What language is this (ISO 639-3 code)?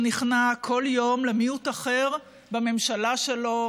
heb